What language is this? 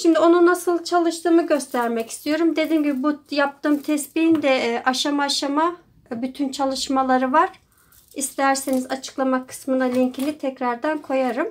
Turkish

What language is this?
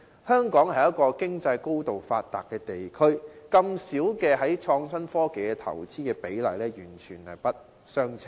Cantonese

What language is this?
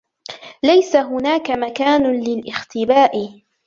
Arabic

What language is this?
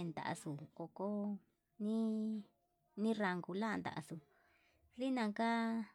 Yutanduchi Mixtec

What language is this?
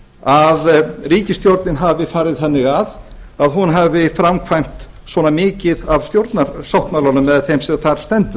Icelandic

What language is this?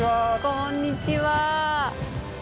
Japanese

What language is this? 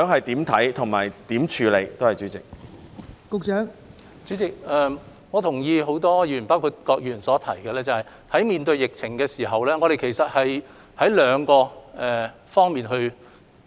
Cantonese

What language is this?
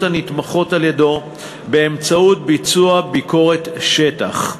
Hebrew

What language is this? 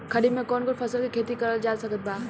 Bhojpuri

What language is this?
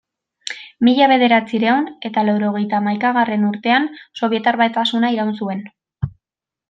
Basque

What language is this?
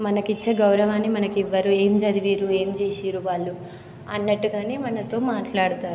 Telugu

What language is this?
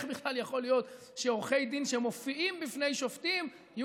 Hebrew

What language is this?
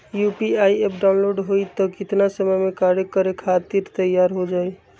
Magahi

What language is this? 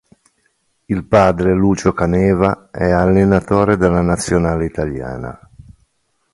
Italian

